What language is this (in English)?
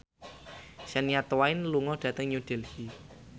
Javanese